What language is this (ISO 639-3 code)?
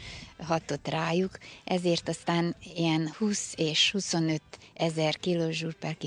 hun